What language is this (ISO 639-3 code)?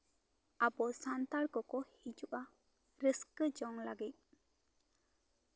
sat